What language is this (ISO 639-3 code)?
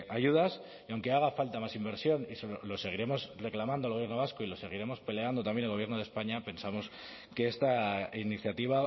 spa